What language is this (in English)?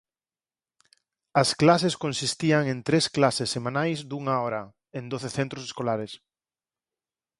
Galician